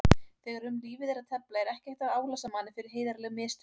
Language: Icelandic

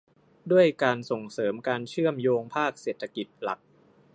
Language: Thai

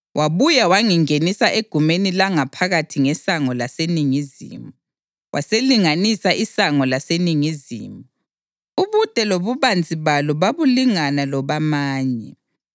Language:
North Ndebele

